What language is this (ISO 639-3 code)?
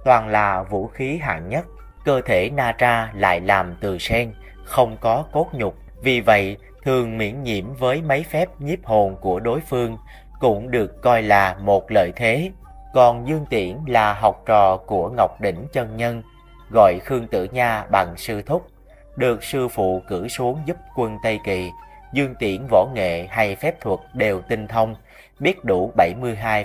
vie